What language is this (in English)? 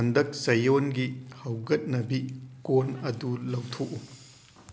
Manipuri